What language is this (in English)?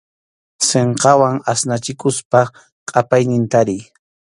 Arequipa-La Unión Quechua